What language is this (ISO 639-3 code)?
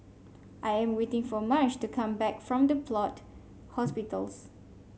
eng